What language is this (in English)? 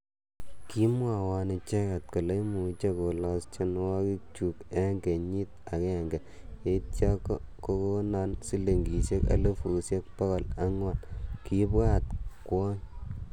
Kalenjin